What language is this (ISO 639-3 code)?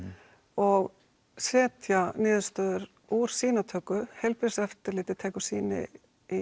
isl